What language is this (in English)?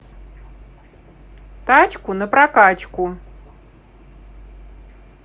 Russian